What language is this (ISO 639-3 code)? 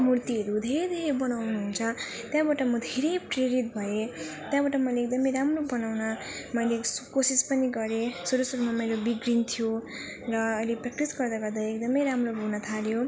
nep